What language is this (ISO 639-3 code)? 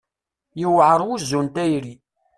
kab